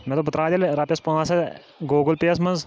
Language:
Kashmiri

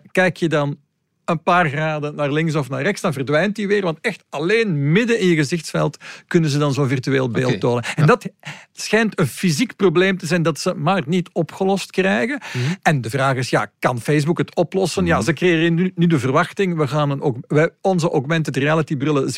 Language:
Dutch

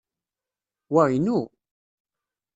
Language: Kabyle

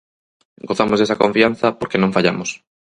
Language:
Galician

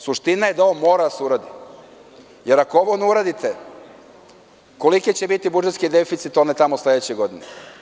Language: Serbian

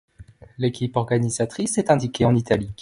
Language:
French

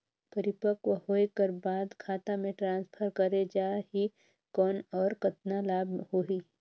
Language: Chhattisgarhi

